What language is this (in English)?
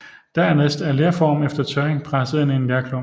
Danish